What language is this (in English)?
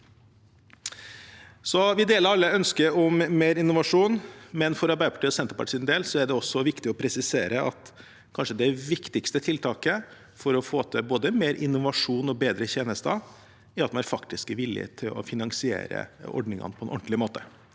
Norwegian